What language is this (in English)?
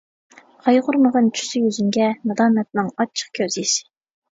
Uyghur